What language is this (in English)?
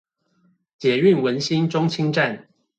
Chinese